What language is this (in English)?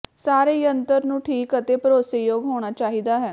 Punjabi